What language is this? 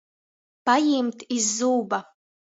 Latgalian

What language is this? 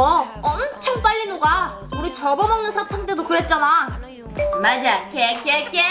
Korean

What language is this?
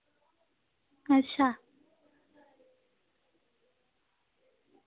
Dogri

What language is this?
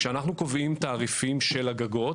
Hebrew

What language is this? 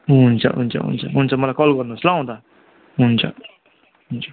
Nepali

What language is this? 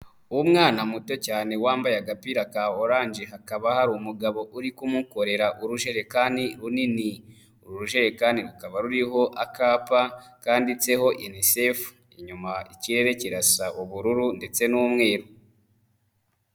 Kinyarwanda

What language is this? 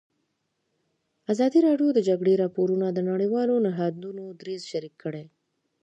Pashto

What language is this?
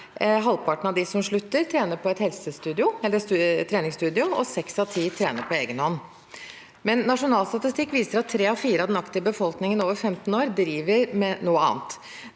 Norwegian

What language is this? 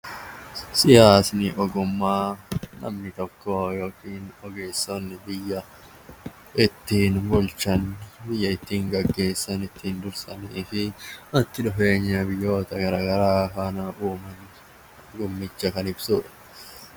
Oromo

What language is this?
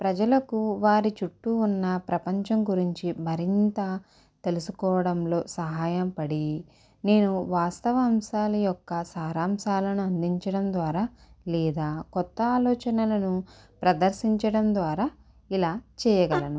Telugu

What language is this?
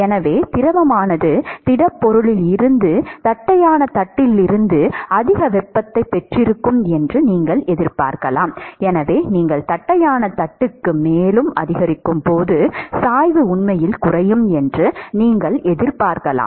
Tamil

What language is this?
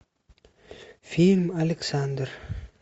Russian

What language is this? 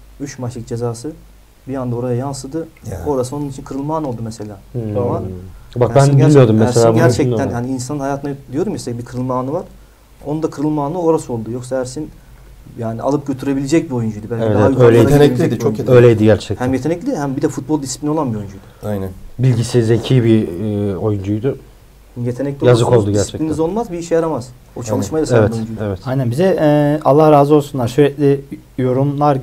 Turkish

